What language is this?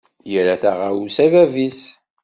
Kabyle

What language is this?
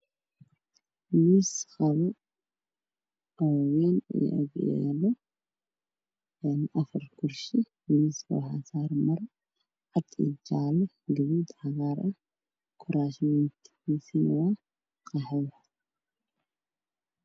Somali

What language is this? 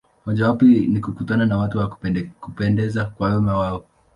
Swahili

